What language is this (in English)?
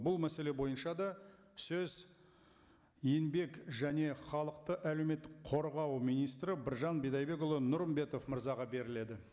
Kazakh